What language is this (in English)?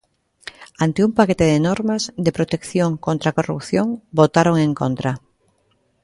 Galician